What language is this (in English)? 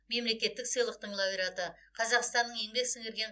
Kazakh